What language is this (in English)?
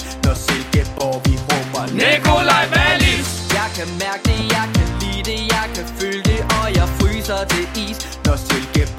Danish